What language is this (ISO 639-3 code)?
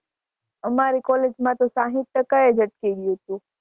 guj